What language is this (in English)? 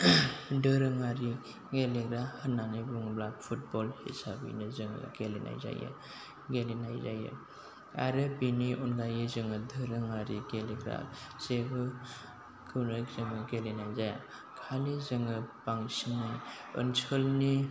Bodo